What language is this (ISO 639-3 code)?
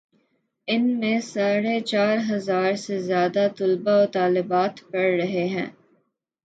urd